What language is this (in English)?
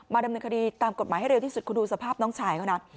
Thai